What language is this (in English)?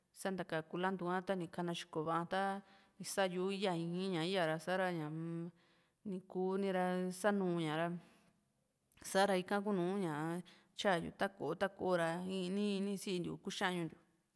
Juxtlahuaca Mixtec